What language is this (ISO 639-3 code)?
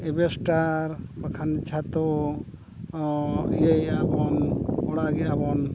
sat